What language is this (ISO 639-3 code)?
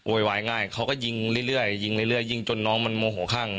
tha